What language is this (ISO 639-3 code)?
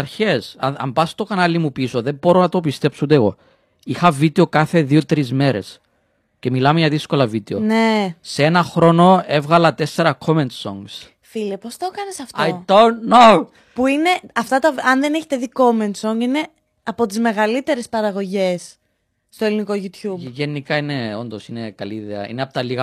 ell